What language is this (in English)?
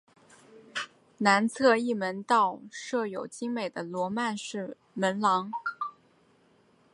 Chinese